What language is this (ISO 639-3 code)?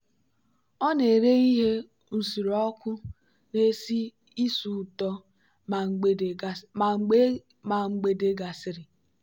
ibo